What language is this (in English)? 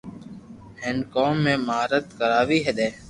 Loarki